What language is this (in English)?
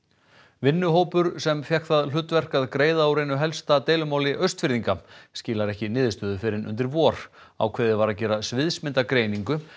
Icelandic